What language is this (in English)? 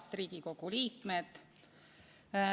Estonian